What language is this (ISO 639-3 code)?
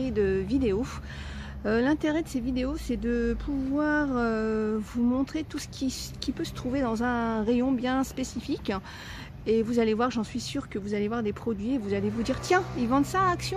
fra